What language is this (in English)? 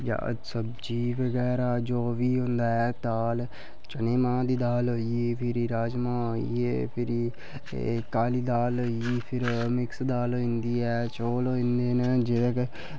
Dogri